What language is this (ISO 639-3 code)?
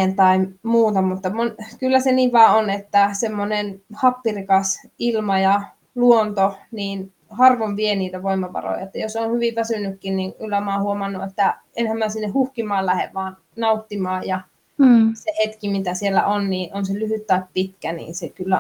fin